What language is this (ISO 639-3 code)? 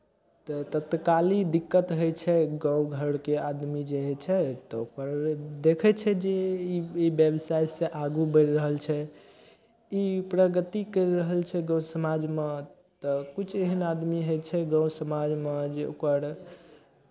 mai